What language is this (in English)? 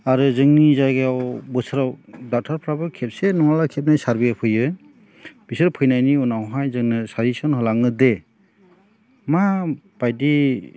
Bodo